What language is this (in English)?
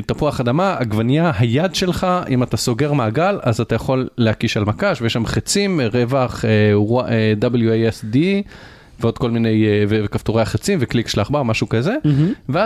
Hebrew